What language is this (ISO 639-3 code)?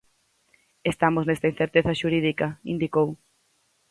glg